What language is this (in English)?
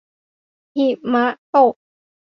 Thai